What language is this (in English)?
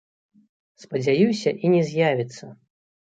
Belarusian